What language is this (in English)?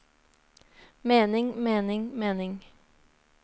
Norwegian